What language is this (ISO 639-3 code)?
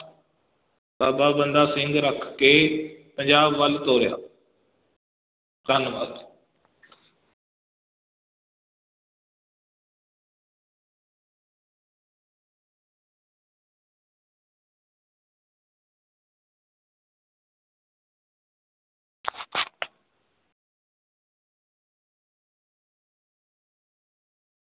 pan